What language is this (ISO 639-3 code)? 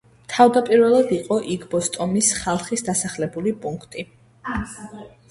kat